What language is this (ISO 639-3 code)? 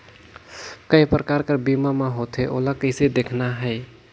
hne